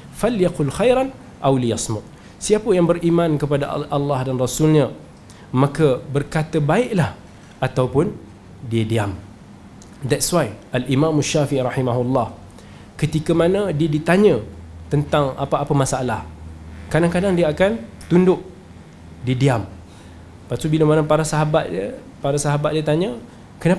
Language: Malay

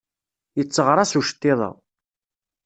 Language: Kabyle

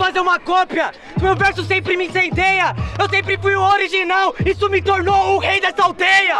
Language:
Portuguese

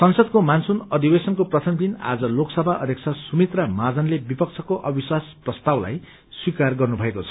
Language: Nepali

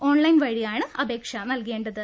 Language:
Malayalam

